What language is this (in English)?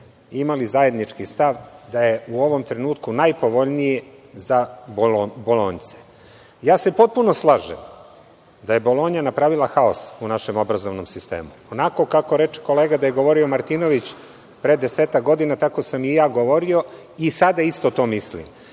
Serbian